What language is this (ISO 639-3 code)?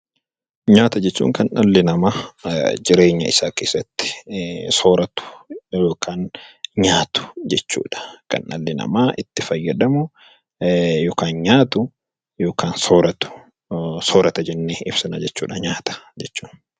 orm